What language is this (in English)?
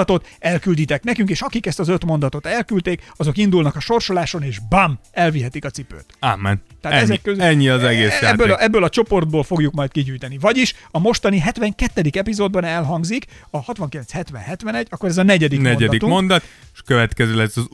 Hungarian